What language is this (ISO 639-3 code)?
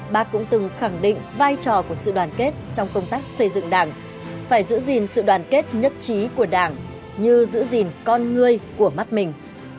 vie